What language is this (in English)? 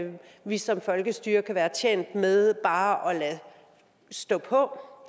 Danish